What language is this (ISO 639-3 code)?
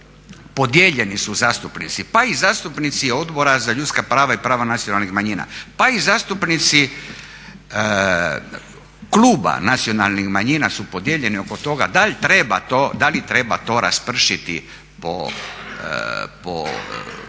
hrv